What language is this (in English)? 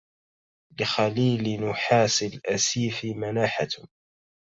Arabic